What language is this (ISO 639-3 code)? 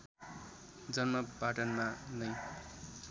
nep